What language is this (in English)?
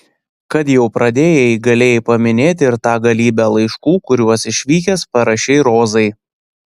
Lithuanian